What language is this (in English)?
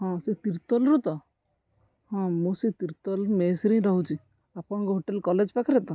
Odia